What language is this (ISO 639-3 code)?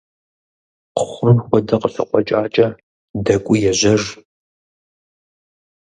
kbd